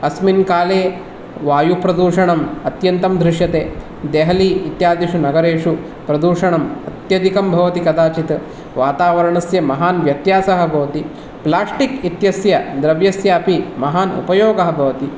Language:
Sanskrit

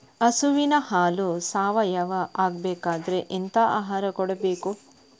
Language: Kannada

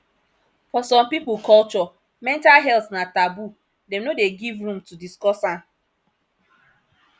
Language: Nigerian Pidgin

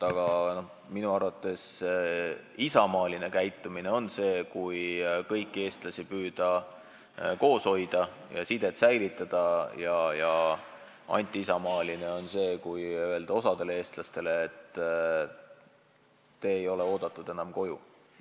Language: Estonian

